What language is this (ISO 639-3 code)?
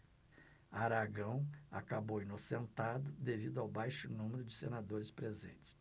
por